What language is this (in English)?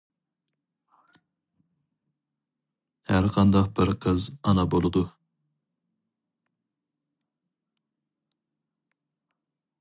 Uyghur